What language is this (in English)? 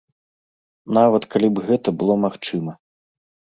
Belarusian